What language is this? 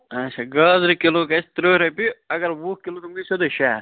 Kashmiri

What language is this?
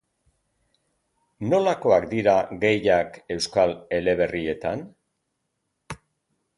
Basque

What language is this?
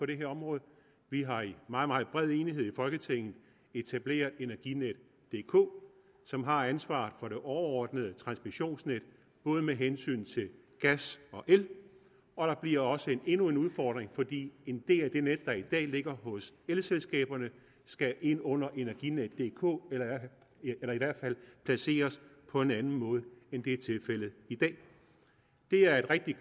Danish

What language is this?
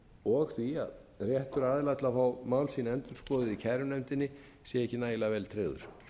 Icelandic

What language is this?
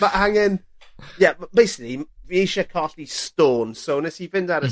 Welsh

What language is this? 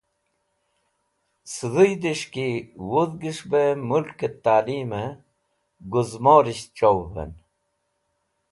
Wakhi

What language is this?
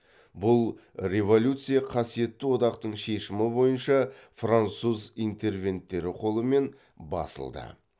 Kazakh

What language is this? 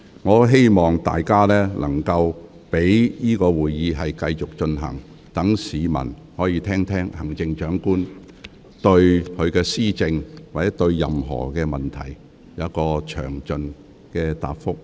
Cantonese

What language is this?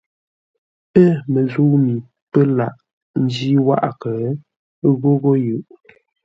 Ngombale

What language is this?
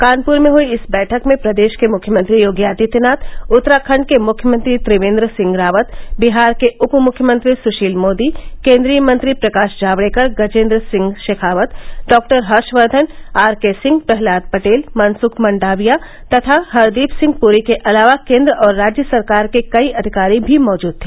Hindi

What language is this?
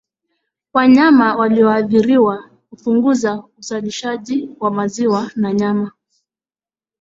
Swahili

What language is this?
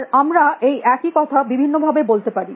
Bangla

